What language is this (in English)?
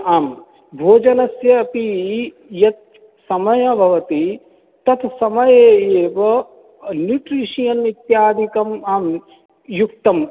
Sanskrit